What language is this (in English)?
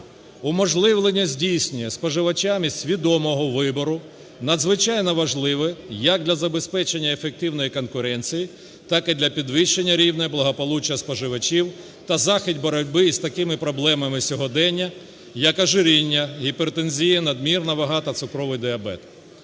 Ukrainian